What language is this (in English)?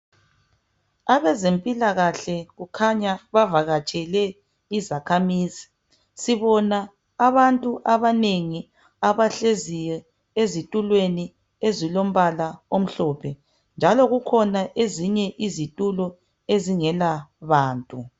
North Ndebele